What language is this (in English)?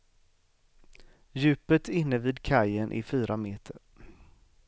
Swedish